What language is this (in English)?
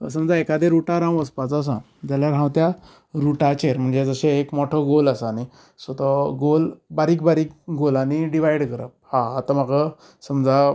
Konkani